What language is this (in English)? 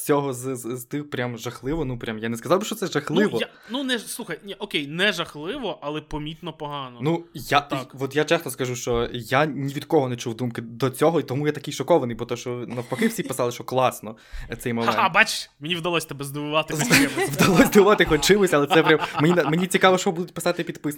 Ukrainian